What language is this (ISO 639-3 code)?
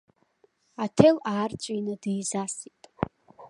abk